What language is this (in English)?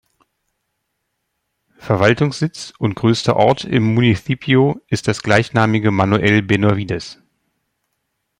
German